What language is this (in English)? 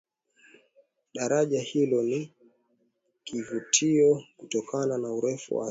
Swahili